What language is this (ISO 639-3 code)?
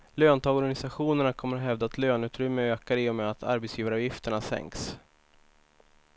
swe